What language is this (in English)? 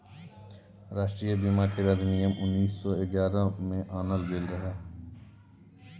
Maithili